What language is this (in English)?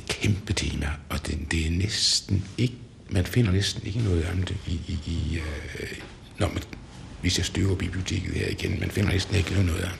Danish